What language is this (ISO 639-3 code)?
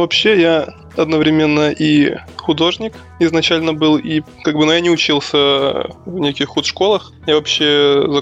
rus